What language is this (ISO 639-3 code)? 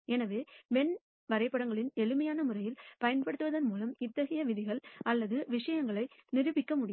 tam